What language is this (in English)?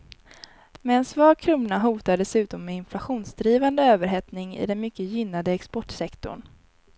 Swedish